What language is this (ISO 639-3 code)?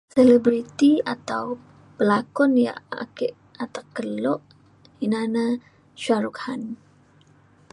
xkl